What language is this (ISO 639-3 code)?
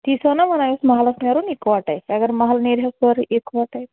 kas